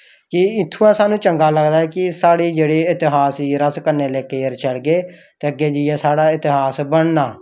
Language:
Dogri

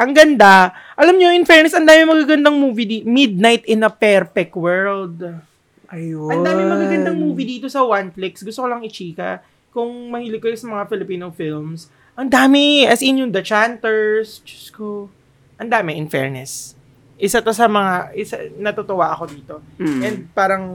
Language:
Filipino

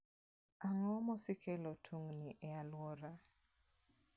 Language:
Luo (Kenya and Tanzania)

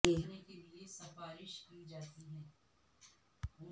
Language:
Urdu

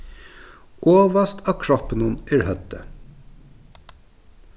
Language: Faroese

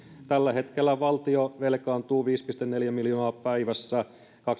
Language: Finnish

